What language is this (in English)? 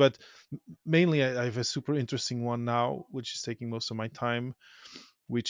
English